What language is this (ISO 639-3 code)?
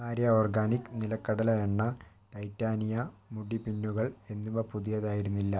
mal